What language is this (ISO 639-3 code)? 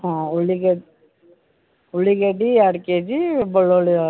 kan